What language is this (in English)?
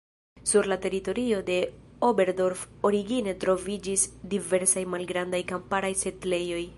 Esperanto